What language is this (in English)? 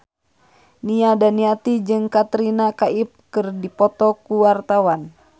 Sundanese